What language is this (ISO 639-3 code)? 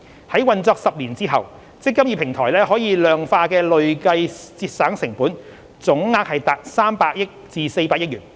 yue